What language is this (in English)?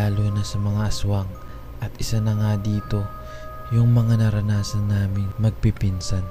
Filipino